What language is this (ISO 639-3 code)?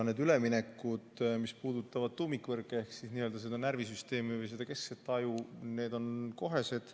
est